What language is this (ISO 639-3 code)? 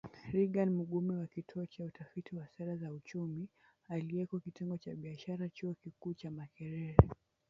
swa